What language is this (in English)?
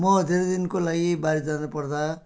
Nepali